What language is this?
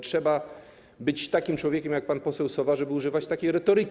Polish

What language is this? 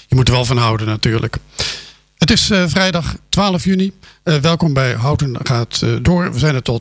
Dutch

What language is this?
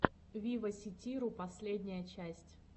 Russian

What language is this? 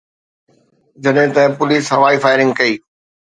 Sindhi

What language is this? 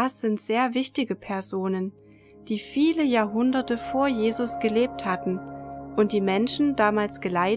German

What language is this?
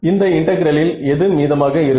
Tamil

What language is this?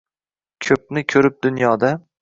Uzbek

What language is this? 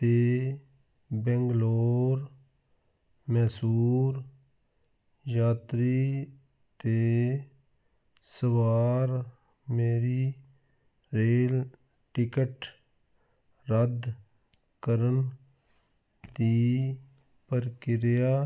Punjabi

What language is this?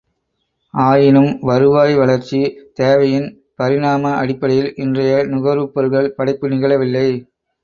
Tamil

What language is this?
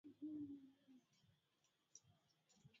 Swahili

